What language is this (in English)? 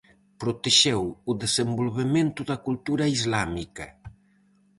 Galician